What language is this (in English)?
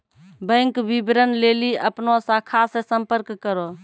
Maithili